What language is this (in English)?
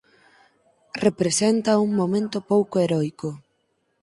Galician